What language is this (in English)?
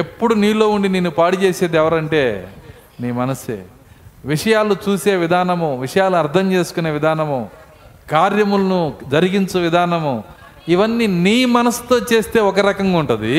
Telugu